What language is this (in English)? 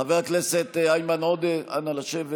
Hebrew